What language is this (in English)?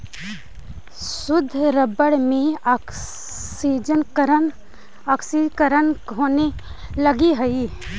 Magahi